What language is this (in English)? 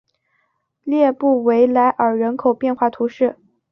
Chinese